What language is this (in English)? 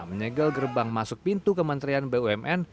Indonesian